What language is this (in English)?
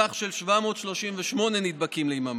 Hebrew